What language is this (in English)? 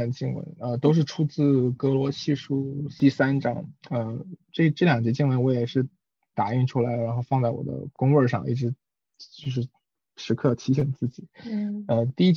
Chinese